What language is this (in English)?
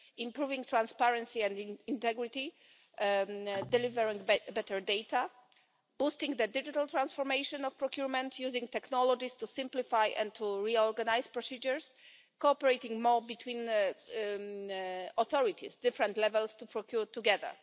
English